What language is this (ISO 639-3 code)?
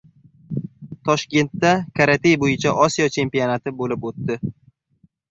uzb